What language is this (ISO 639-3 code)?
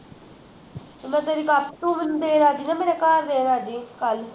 pan